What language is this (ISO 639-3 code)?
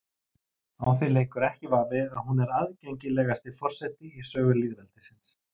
isl